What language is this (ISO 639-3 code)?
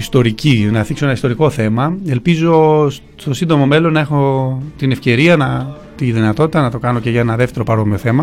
ell